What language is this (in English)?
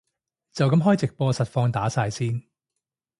Cantonese